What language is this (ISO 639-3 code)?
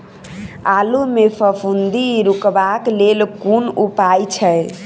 mai